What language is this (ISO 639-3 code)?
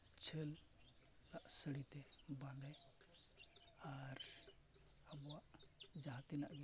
sat